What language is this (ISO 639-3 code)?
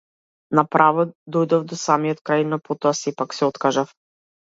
mkd